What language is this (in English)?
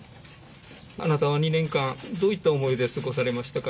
Japanese